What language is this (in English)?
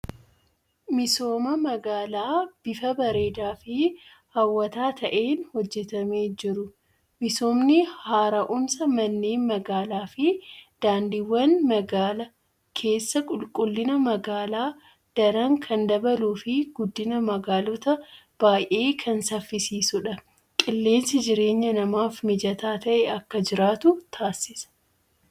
Oromo